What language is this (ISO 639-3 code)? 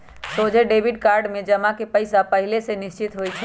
mag